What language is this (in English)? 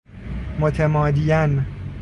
Persian